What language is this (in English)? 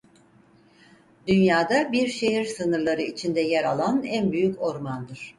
Turkish